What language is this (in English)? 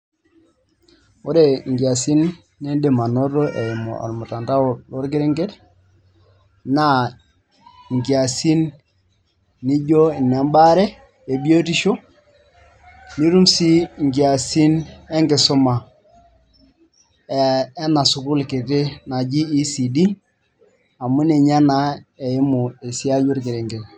Masai